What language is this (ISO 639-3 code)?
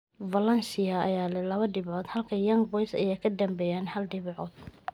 som